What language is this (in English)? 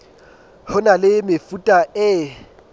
Southern Sotho